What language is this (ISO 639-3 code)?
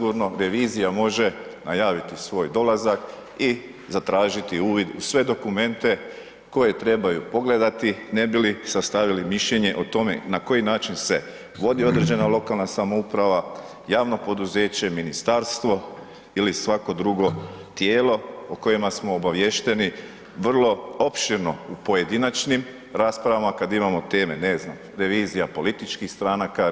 hrv